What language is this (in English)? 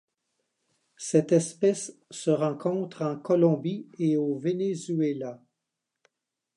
French